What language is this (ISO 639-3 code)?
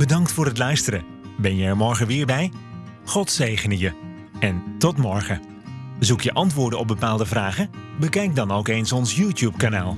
nld